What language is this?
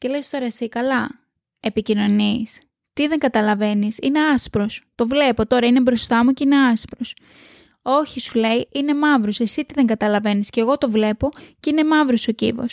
Greek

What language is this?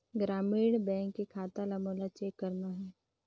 Chhattisgarhi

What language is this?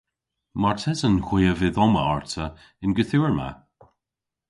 Cornish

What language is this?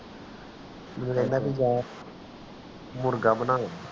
Punjabi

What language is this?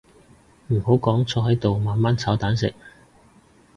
Cantonese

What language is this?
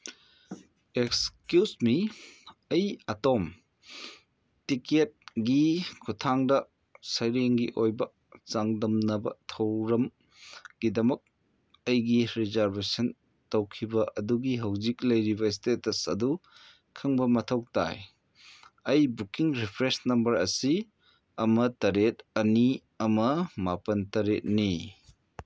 Manipuri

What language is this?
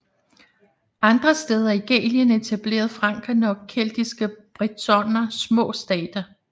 Danish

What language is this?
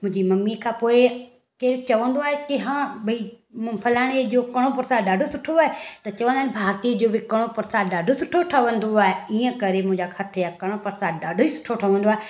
Sindhi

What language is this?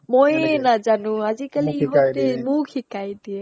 Assamese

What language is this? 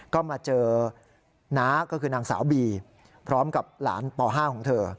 Thai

